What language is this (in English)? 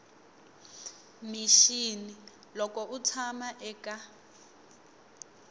Tsonga